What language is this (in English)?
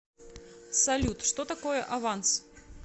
Russian